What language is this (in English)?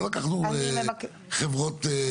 Hebrew